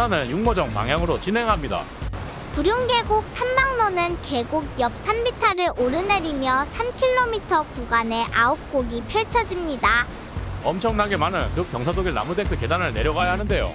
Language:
Korean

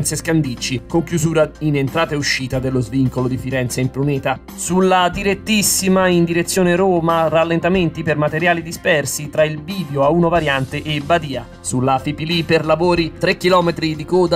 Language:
Italian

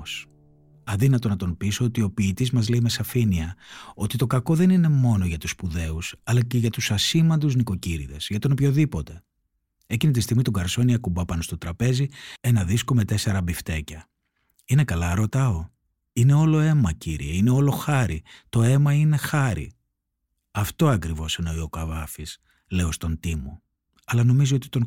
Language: Greek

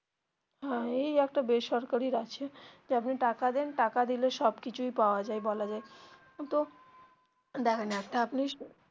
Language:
Bangla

